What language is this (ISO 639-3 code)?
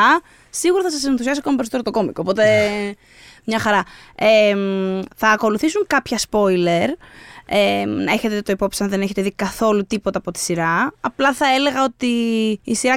ell